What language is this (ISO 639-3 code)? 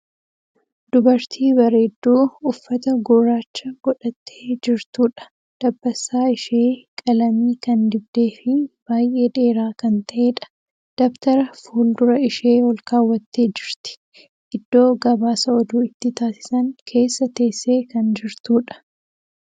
orm